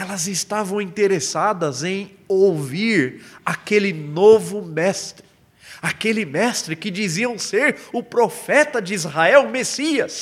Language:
Portuguese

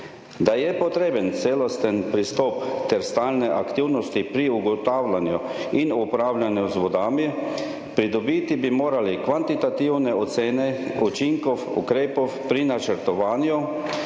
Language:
Slovenian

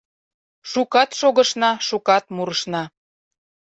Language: Mari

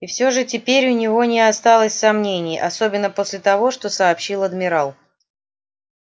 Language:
Russian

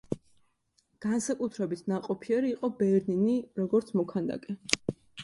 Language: Georgian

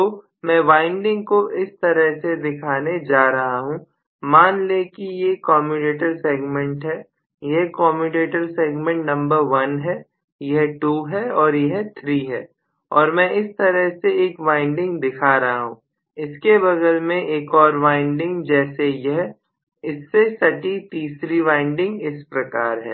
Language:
Hindi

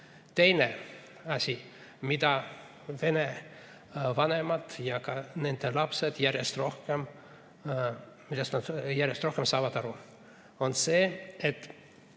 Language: Estonian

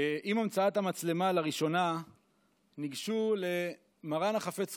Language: Hebrew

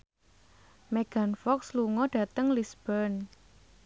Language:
Javanese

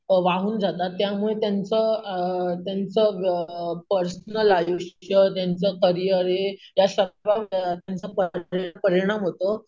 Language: Marathi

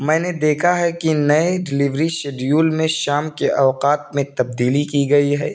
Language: Urdu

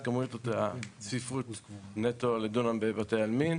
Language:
Hebrew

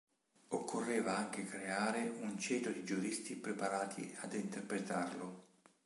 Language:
Italian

